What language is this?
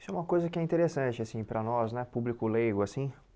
Portuguese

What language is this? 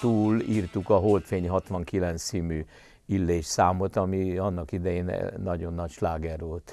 Hungarian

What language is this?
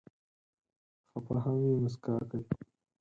Pashto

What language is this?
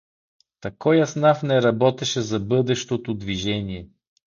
Bulgarian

